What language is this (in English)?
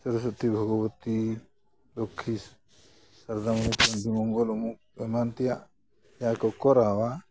Santali